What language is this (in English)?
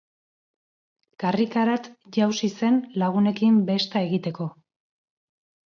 Basque